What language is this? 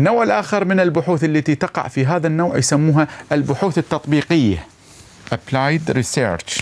Arabic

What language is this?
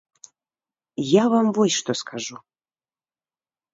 Belarusian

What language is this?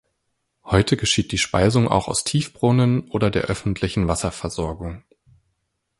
German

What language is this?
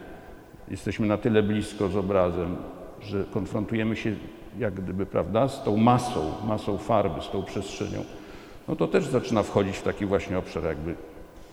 Polish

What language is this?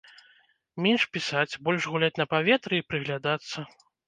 Belarusian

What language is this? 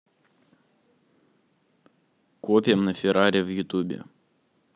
Russian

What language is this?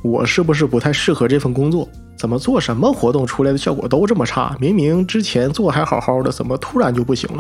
Chinese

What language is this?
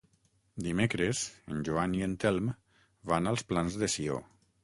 Catalan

